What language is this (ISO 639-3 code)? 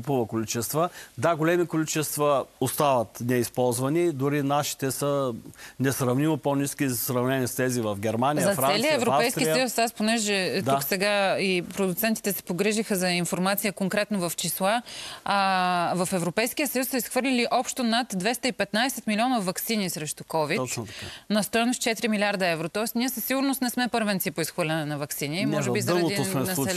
bul